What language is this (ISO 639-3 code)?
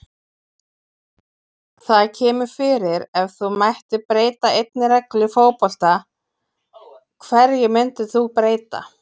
isl